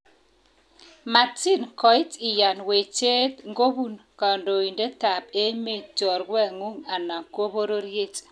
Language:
Kalenjin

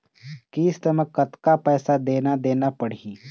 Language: Chhattisgarhi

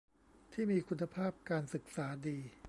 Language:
Thai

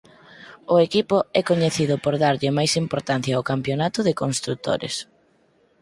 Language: Galician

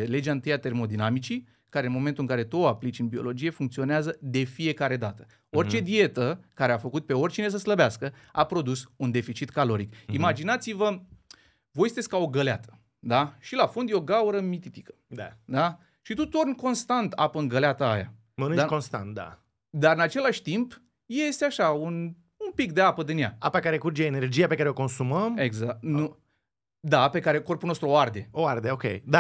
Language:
Romanian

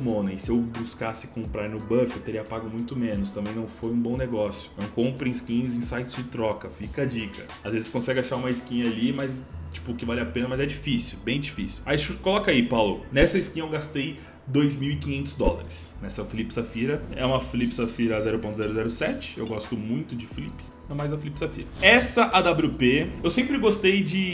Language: Portuguese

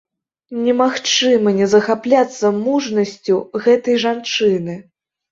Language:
Belarusian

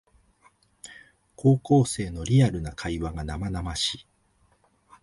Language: Japanese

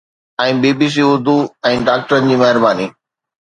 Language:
Sindhi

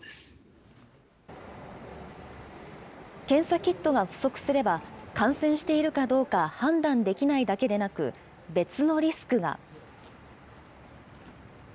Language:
Japanese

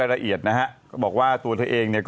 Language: Thai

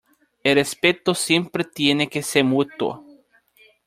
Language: Spanish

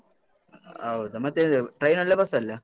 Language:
Kannada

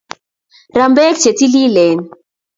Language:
Kalenjin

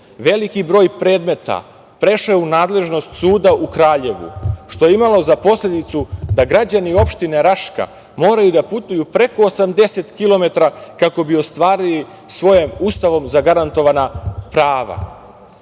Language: Serbian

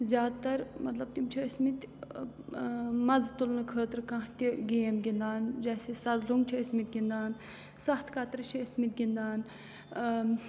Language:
Kashmiri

